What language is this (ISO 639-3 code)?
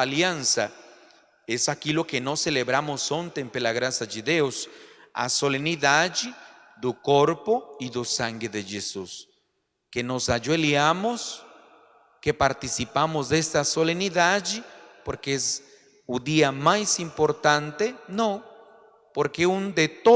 spa